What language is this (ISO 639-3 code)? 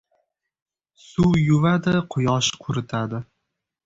uzb